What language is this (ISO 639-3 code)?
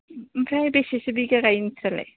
brx